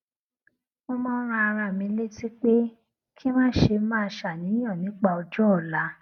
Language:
Yoruba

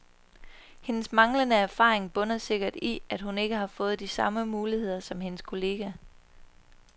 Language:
Danish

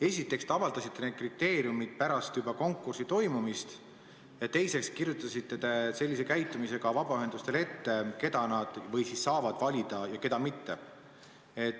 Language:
Estonian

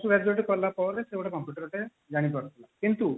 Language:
Odia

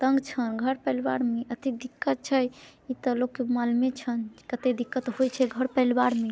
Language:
Maithili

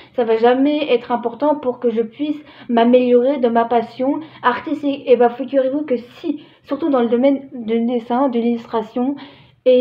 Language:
French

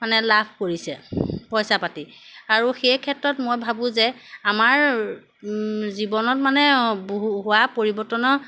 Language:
Assamese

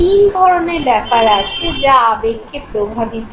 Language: Bangla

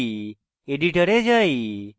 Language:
Bangla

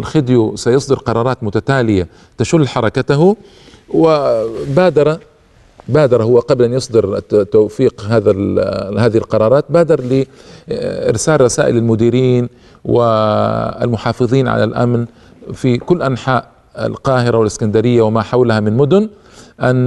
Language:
Arabic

